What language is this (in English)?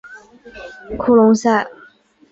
Chinese